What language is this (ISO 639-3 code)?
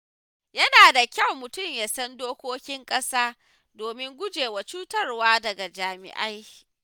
hau